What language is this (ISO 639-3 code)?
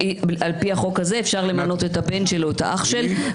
heb